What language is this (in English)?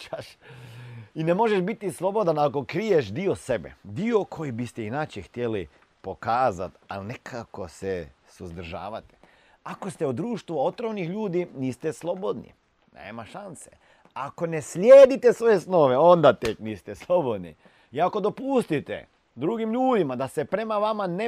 Croatian